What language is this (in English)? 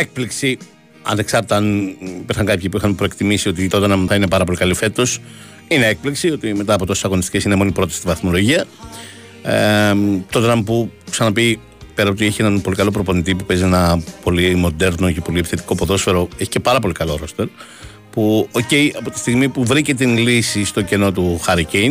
Greek